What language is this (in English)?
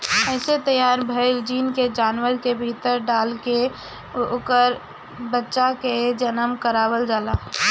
Bhojpuri